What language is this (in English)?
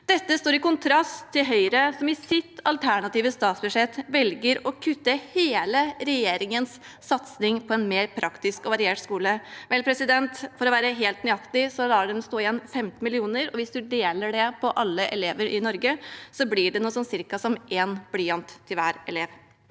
Norwegian